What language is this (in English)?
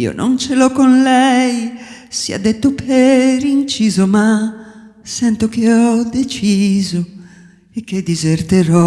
Italian